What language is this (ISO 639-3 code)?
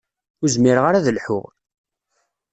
kab